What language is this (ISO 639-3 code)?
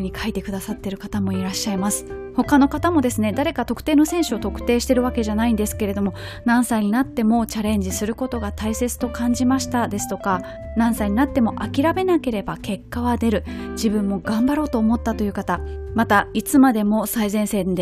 jpn